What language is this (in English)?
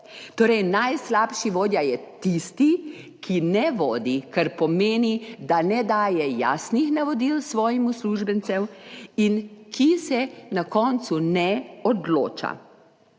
Slovenian